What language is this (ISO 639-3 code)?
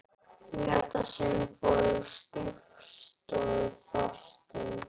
isl